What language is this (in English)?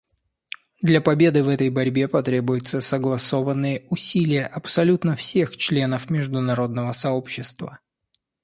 Russian